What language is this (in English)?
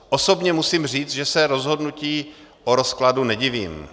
Czech